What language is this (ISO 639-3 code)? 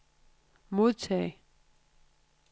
dan